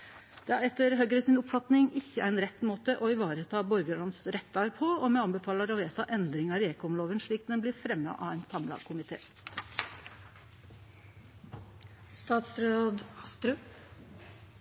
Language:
Norwegian Nynorsk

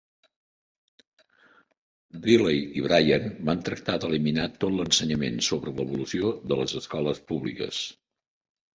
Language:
Catalan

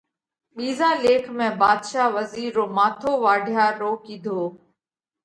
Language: Parkari Koli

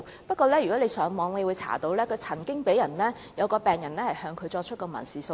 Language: Cantonese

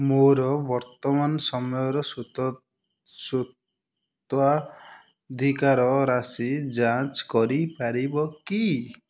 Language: Odia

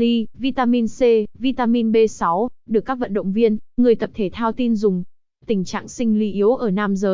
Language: Vietnamese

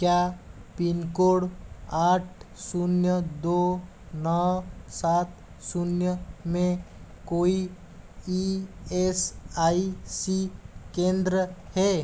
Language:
Hindi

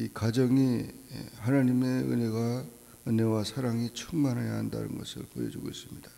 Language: Korean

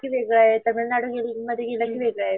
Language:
Marathi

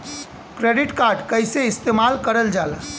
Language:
Bhojpuri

